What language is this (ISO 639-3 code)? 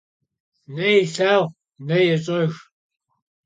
kbd